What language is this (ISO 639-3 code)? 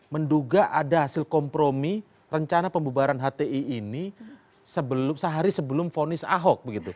ind